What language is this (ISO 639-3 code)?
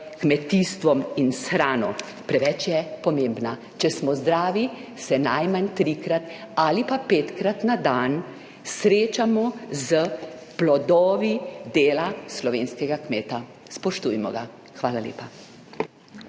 slv